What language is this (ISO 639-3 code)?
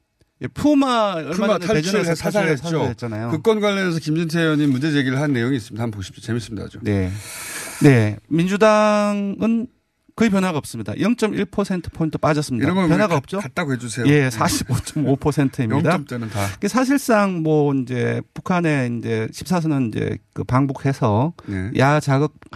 kor